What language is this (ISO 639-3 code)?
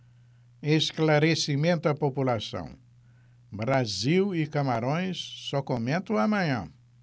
por